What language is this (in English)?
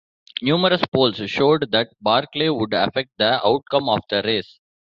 English